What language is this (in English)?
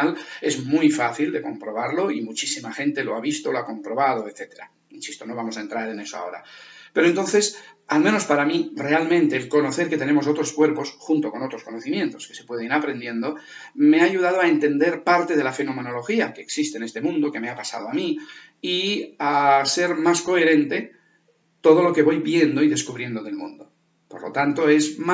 Spanish